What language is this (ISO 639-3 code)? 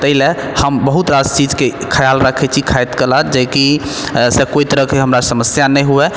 mai